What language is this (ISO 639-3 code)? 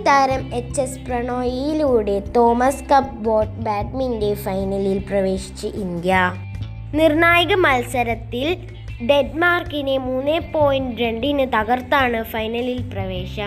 mal